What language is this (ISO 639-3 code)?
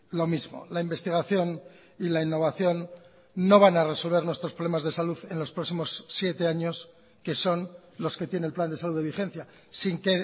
spa